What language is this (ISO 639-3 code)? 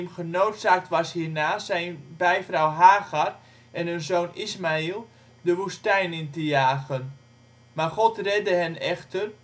nld